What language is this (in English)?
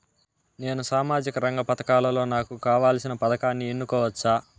Telugu